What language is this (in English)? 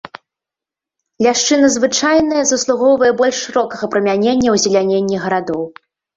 Belarusian